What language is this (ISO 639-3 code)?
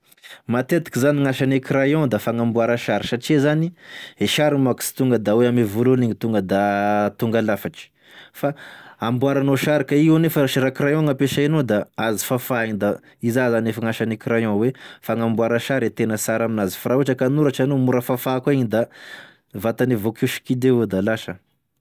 tkg